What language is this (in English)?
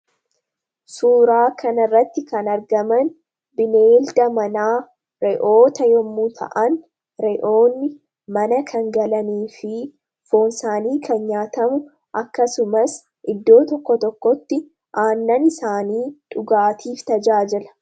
Oromo